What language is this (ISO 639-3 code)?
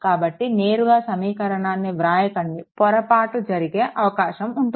tel